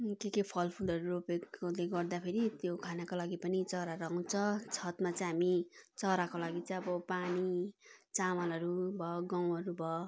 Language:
Nepali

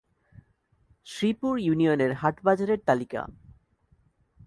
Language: Bangla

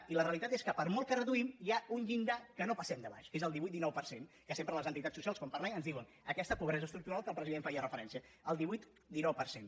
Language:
Catalan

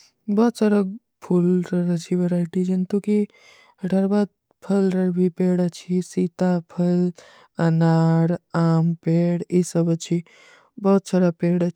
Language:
Kui (India)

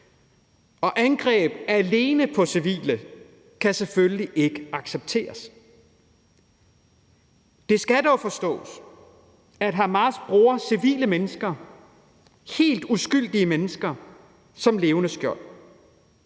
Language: Danish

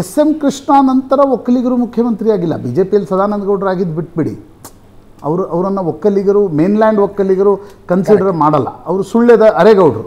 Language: Kannada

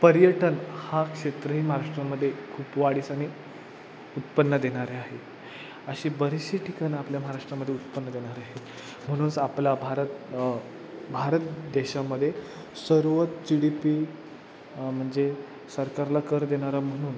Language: Marathi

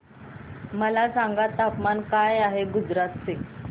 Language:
Marathi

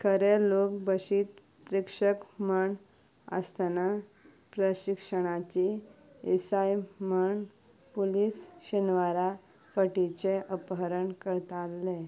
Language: Konkani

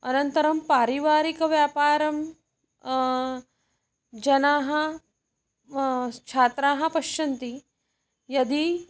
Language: Sanskrit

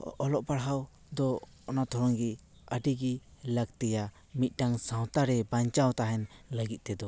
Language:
Santali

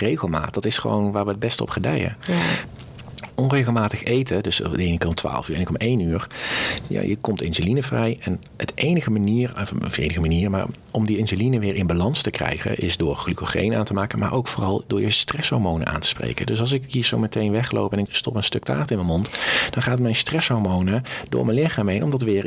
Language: Dutch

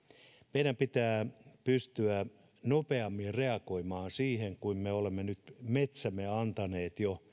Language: Finnish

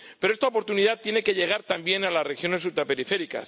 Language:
Spanish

